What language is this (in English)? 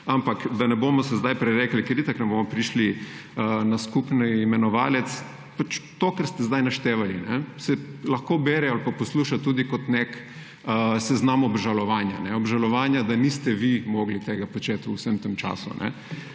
Slovenian